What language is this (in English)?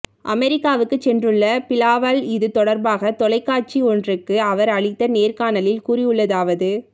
Tamil